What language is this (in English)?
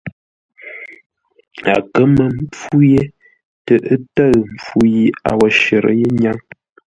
Ngombale